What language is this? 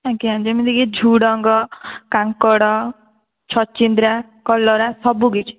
Odia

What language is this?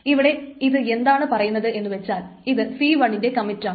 Malayalam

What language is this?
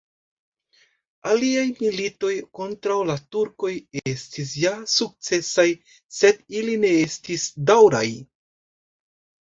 Esperanto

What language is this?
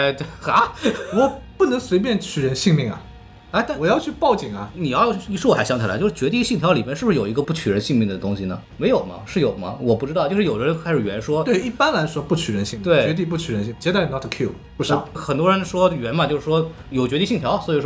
Chinese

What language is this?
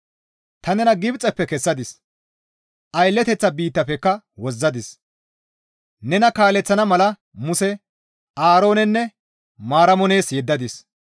Gamo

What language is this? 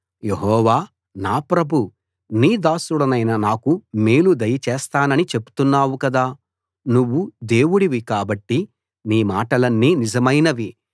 Telugu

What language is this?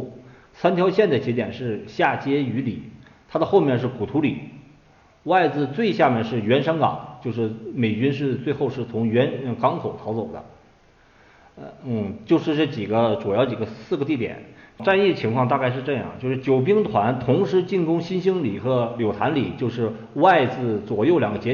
Chinese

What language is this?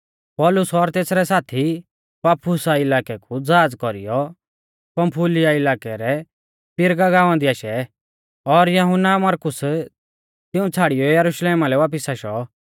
Mahasu Pahari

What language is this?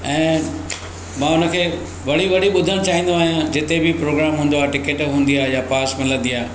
Sindhi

